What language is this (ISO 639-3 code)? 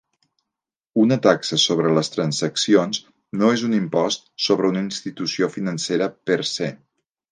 cat